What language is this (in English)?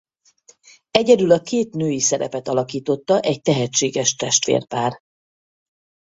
Hungarian